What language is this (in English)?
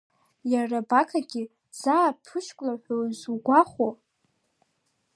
Abkhazian